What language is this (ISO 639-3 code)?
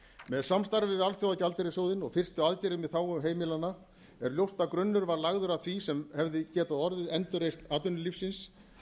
isl